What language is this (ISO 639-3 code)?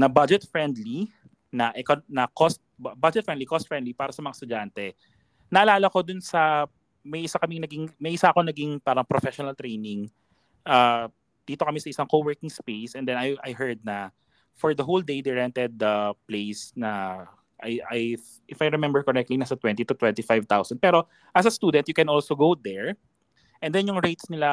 fil